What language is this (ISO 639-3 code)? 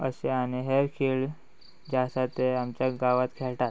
kok